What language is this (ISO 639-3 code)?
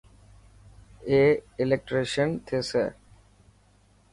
mki